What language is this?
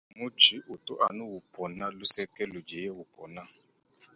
Luba-Lulua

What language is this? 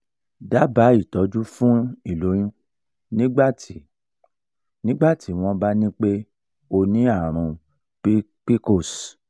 Yoruba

